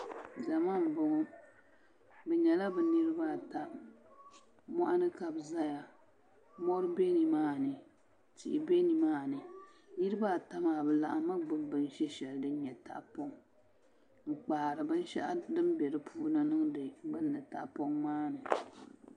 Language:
Dagbani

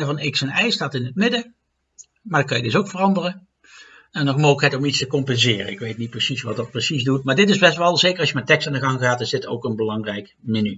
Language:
Dutch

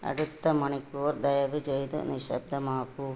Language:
Malayalam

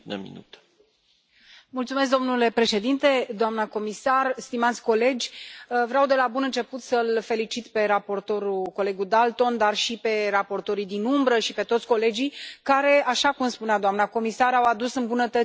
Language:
Romanian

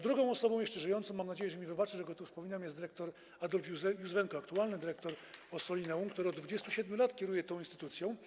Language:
Polish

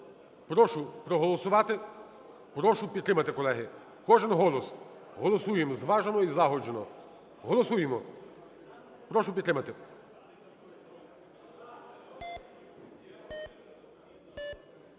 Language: Ukrainian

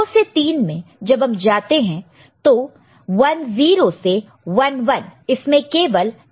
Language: Hindi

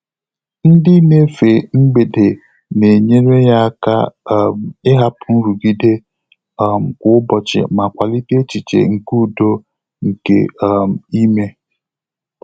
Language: Igbo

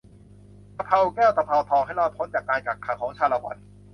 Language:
Thai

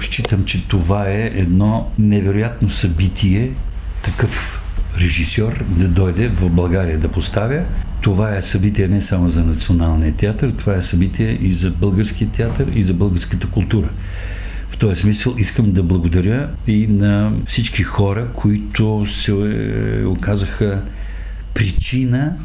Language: Bulgarian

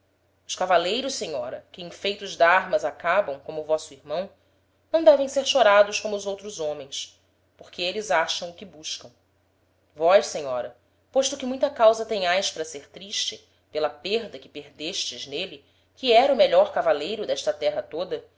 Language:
Portuguese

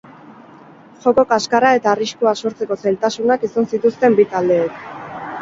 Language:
Basque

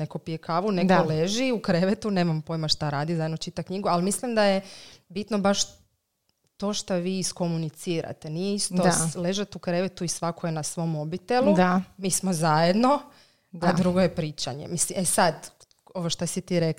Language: Croatian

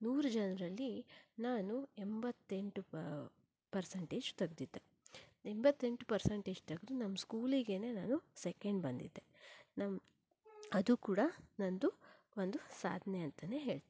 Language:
Kannada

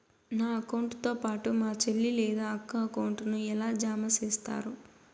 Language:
Telugu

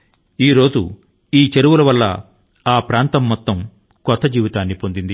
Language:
Telugu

